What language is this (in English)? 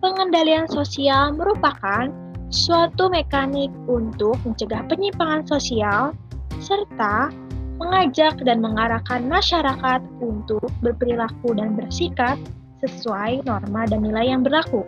Indonesian